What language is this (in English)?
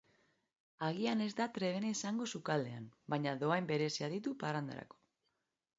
Basque